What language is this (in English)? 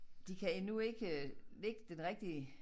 Danish